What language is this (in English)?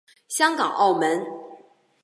Chinese